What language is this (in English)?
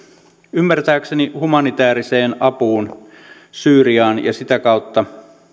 Finnish